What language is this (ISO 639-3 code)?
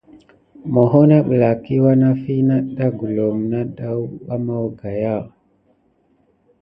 gid